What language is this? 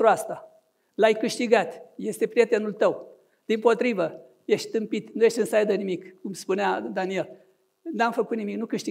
Romanian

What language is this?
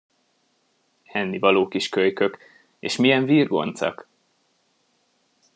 Hungarian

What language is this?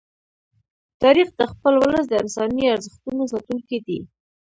Pashto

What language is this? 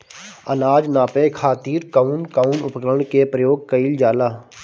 Bhojpuri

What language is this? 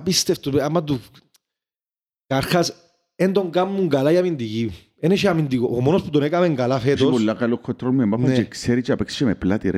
Greek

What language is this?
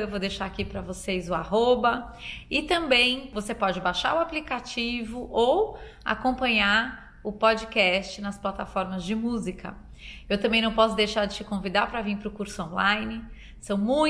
Portuguese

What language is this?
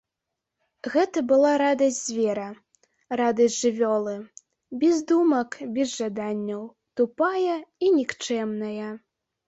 Belarusian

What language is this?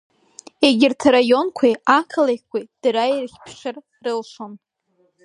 Abkhazian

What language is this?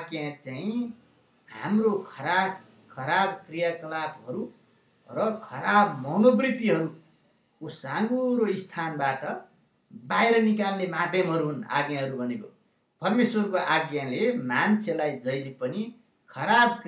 Indonesian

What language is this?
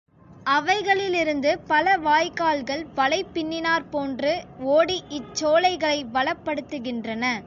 Tamil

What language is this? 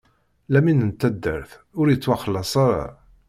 Kabyle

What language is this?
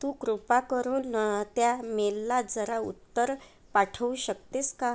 Marathi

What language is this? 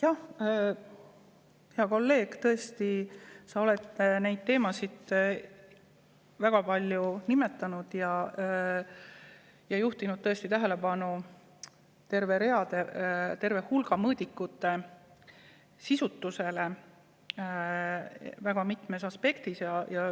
Estonian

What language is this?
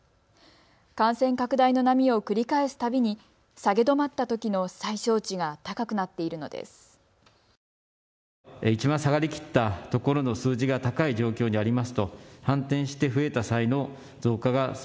Japanese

